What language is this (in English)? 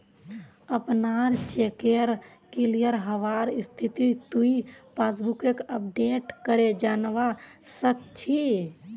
Magahi